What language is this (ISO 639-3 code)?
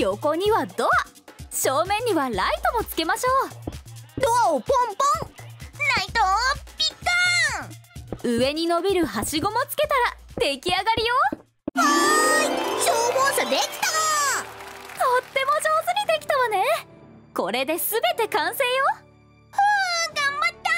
jpn